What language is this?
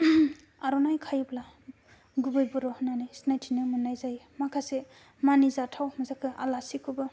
Bodo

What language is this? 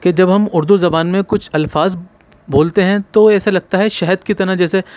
Urdu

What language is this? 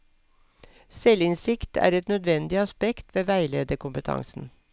Norwegian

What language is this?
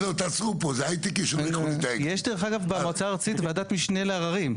Hebrew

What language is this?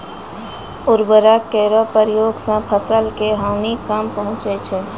Maithili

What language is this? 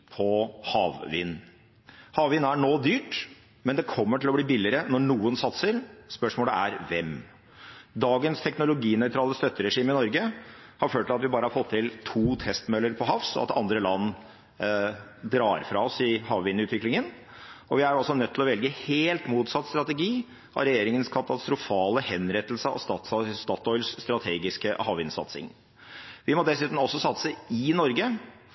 Norwegian Bokmål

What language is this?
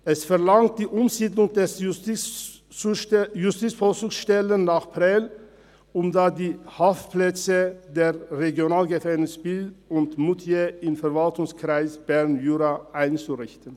Swiss German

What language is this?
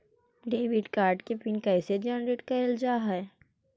Magahi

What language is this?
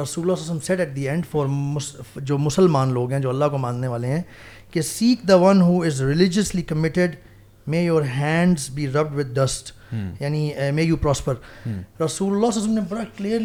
Urdu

